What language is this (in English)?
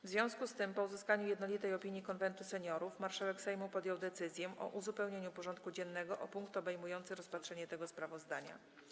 Polish